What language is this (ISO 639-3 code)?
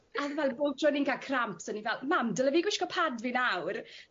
cym